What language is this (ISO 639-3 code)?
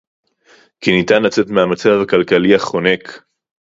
heb